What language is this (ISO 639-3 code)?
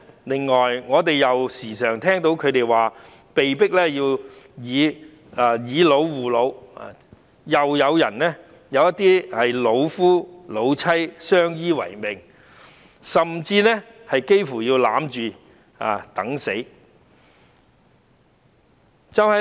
yue